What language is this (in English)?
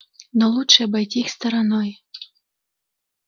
Russian